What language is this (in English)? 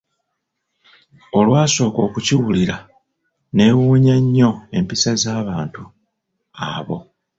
Ganda